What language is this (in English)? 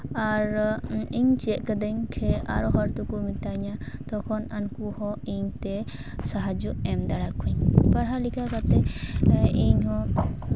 Santali